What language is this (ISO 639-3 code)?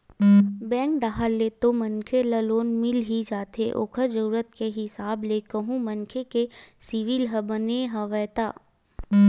hne